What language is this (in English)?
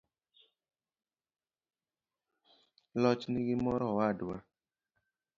Luo (Kenya and Tanzania)